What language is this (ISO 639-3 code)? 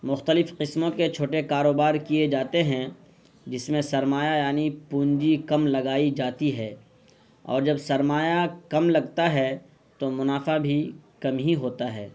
urd